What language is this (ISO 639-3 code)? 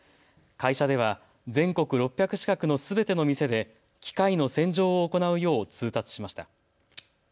jpn